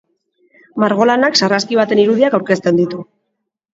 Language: Basque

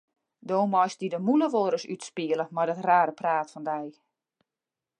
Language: Western Frisian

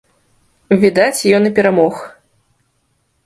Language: Belarusian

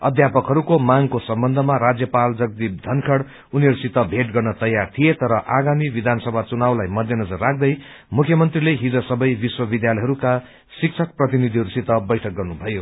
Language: Nepali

